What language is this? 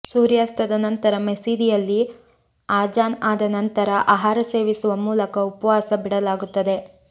Kannada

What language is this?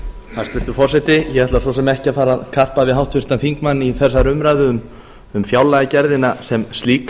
Icelandic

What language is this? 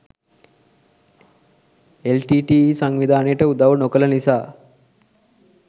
Sinhala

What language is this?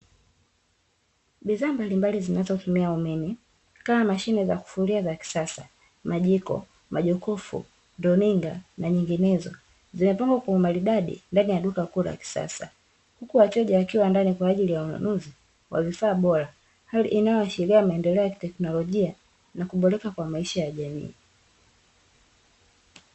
Swahili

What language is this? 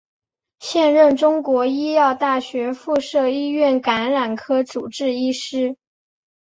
Chinese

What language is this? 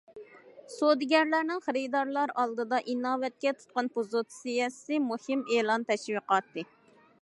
Uyghur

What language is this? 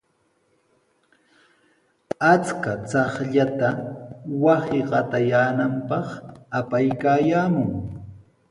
Sihuas Ancash Quechua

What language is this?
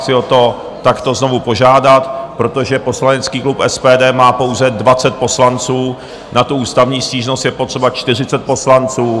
Czech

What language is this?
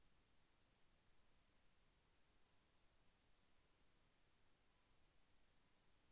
Telugu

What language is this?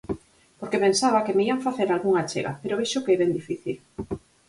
Galician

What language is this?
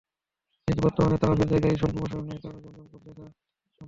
Bangla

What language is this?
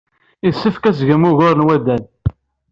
Kabyle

